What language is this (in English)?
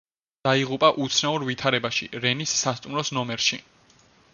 Georgian